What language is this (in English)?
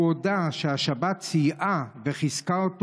Hebrew